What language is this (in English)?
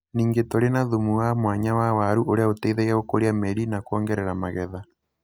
Kikuyu